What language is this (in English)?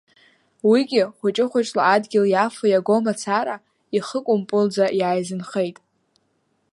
Abkhazian